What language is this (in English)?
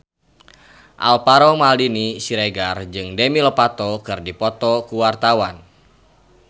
Sundanese